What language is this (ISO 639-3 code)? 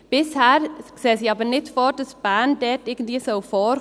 gsw